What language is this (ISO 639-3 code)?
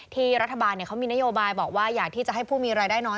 tha